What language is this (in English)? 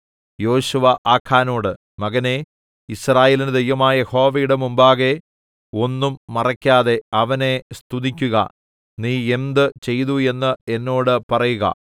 Malayalam